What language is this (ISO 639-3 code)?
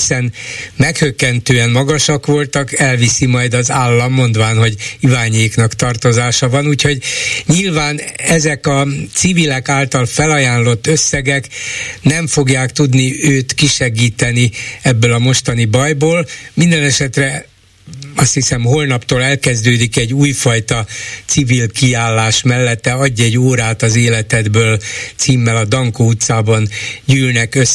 hun